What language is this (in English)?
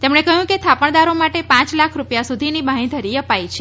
Gujarati